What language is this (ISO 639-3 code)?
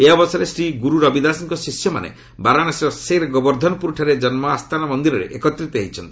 ori